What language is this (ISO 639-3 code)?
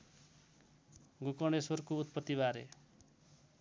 nep